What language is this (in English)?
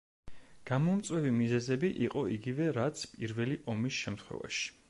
Georgian